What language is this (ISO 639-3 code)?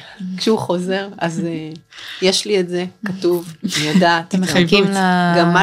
heb